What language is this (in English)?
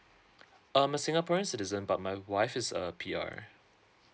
English